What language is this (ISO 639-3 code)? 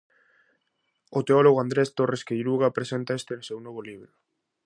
glg